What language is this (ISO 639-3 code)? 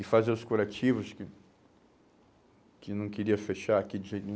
por